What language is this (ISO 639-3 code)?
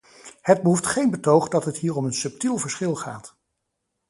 nld